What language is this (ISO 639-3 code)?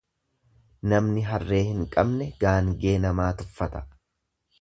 orm